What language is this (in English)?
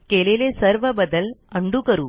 Marathi